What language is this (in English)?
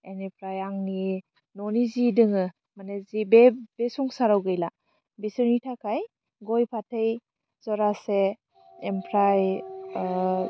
Bodo